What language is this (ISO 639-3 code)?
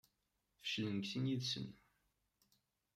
kab